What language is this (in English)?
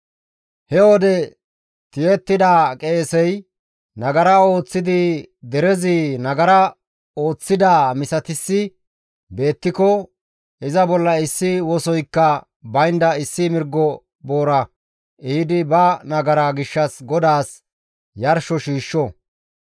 Gamo